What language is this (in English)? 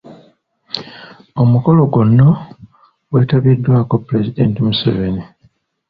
Ganda